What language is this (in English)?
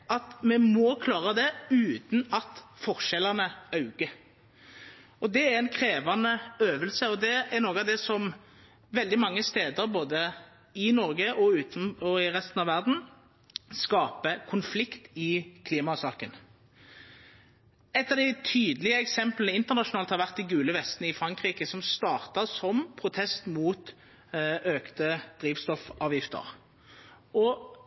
Norwegian Nynorsk